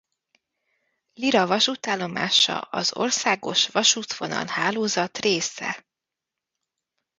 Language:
Hungarian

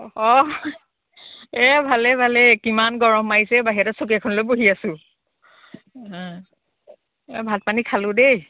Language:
Assamese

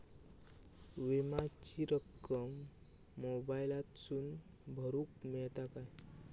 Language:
Marathi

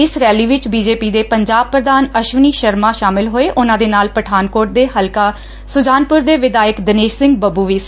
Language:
Punjabi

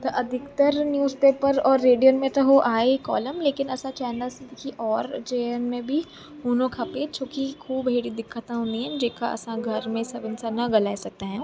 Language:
Sindhi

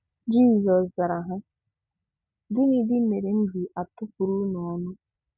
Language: Igbo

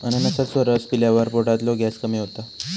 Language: Marathi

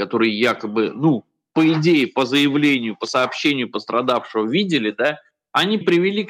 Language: Russian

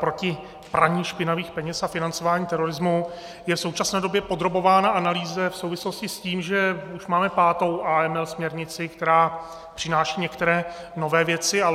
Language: Czech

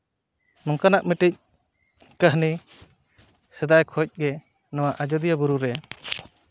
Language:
Santali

